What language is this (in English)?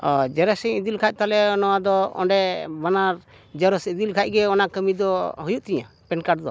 Santali